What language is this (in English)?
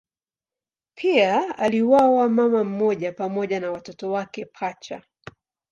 Swahili